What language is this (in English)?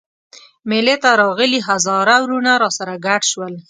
Pashto